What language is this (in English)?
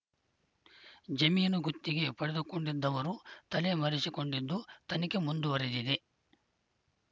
Kannada